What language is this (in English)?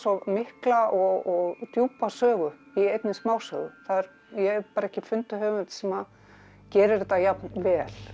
Icelandic